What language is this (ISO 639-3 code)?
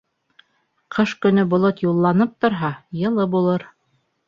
bak